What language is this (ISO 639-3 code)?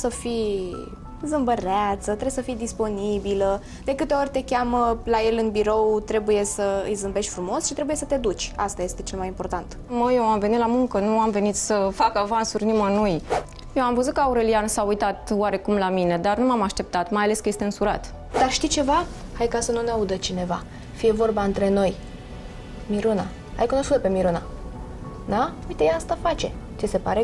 ron